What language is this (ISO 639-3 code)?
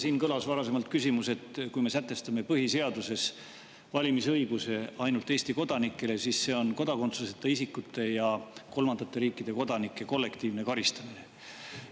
est